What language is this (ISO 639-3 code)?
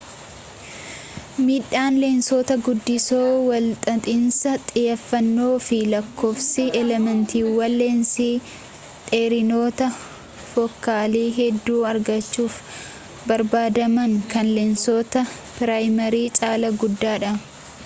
orm